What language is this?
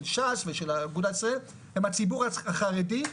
Hebrew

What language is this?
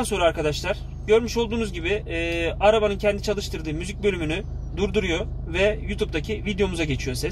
Turkish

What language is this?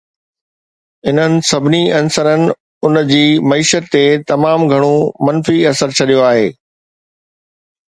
Sindhi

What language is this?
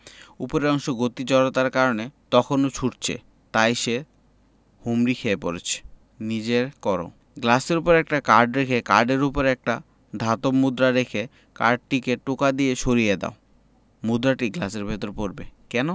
Bangla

